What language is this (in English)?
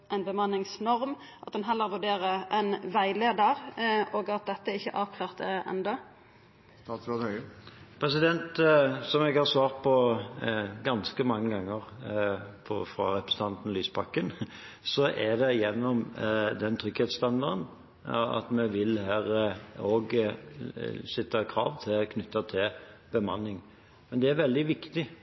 Norwegian